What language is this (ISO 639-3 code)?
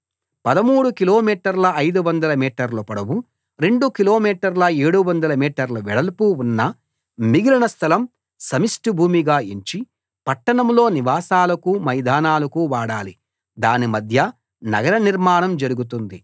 tel